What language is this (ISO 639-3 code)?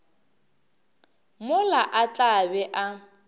nso